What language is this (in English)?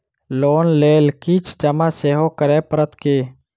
Maithili